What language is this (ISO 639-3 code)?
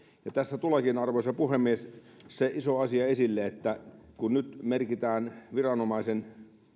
fin